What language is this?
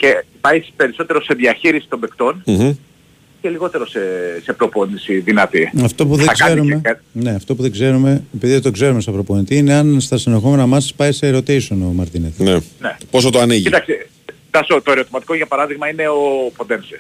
Greek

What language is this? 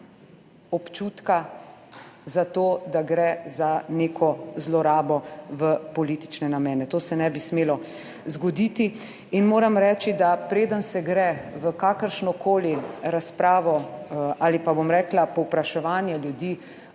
Slovenian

